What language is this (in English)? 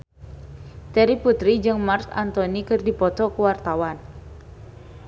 Sundanese